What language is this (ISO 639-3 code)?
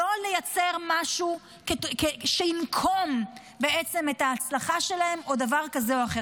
heb